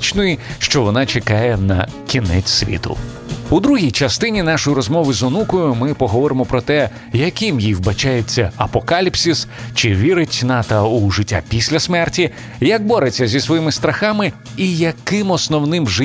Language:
Ukrainian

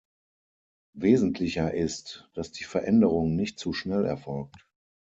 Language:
German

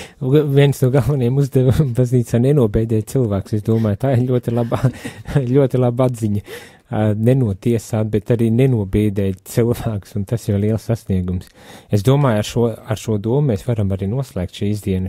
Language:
Latvian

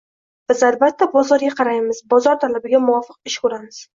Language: Uzbek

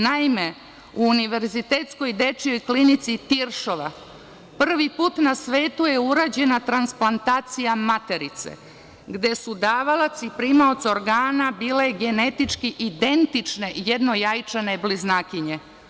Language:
Serbian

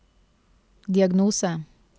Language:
Norwegian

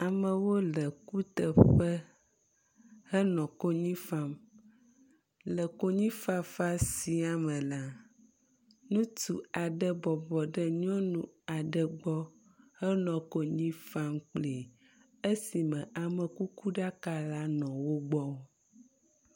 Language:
Ewe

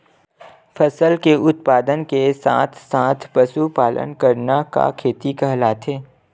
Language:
Chhattisgarhi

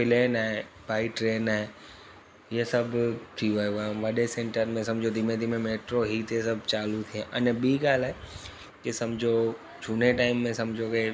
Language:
Sindhi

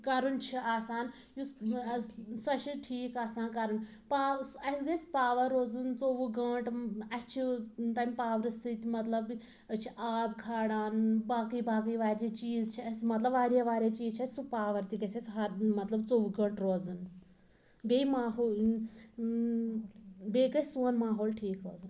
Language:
Kashmiri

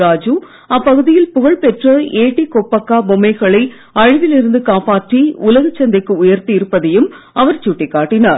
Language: Tamil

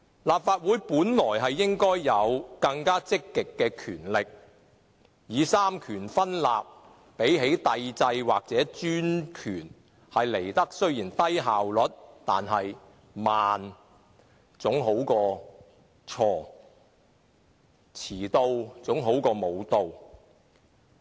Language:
Cantonese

